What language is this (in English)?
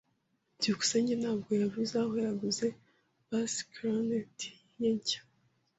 Kinyarwanda